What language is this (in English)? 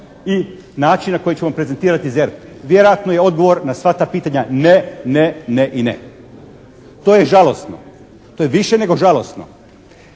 Croatian